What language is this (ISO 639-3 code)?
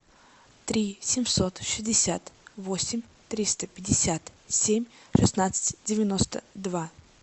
rus